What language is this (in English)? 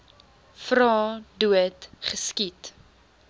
Afrikaans